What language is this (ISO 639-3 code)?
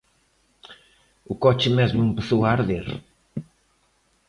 glg